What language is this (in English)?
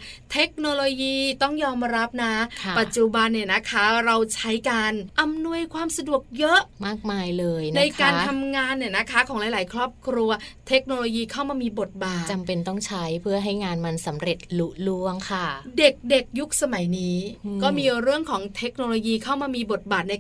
Thai